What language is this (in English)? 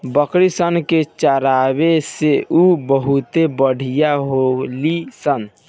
Bhojpuri